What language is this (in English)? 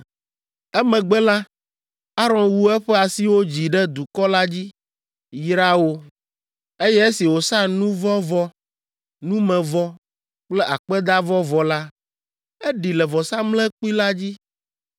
Ewe